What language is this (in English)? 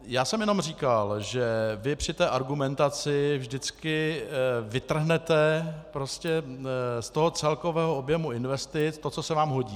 Czech